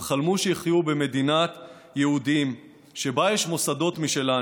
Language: Hebrew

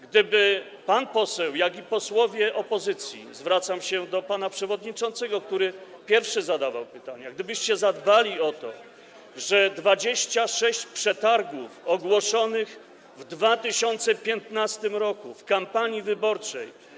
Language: Polish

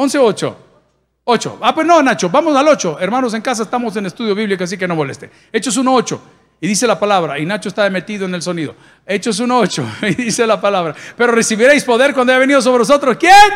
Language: Spanish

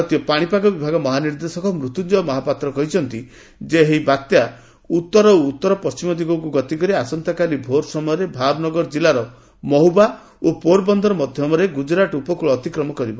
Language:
Odia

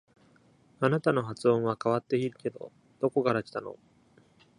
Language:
Japanese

